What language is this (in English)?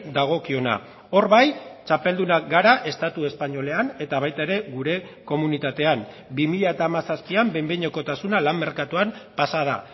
Basque